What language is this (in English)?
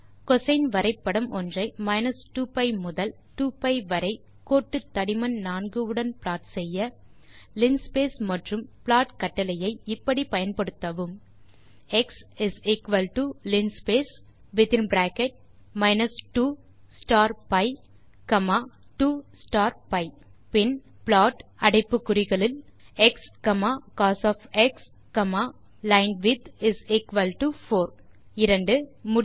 Tamil